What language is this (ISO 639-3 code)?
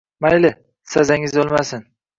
uzb